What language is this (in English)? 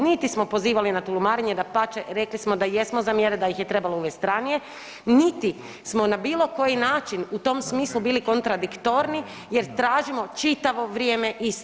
Croatian